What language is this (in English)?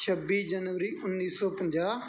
Punjabi